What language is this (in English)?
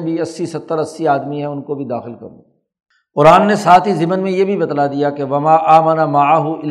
Urdu